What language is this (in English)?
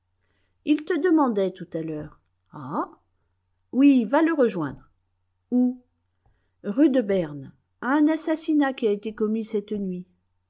French